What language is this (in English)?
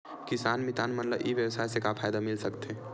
Chhattisgarhi